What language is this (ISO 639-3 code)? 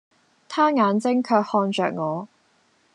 yue